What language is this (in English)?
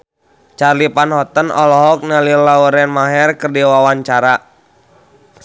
Sundanese